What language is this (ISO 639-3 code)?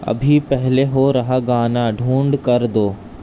urd